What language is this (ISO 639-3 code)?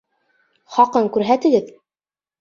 bak